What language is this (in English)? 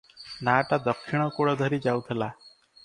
Odia